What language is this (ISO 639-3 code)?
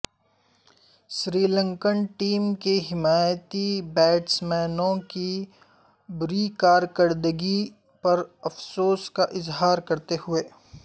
urd